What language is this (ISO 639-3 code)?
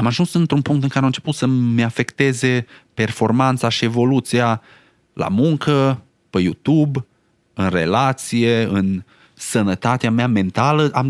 ron